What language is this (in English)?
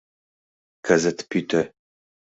Mari